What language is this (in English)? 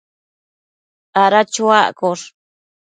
Matsés